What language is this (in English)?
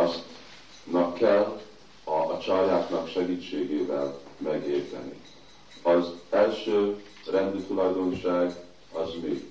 Hungarian